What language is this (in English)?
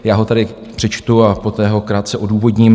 Czech